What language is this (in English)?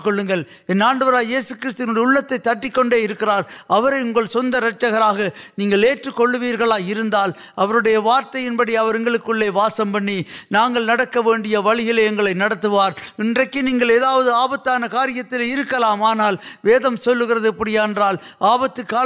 Urdu